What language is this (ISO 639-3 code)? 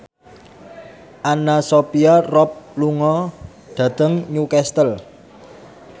jav